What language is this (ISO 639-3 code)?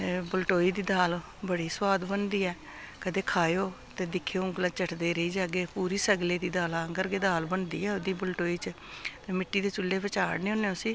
doi